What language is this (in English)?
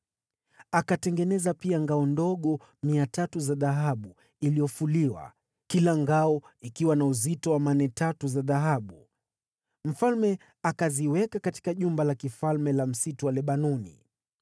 Swahili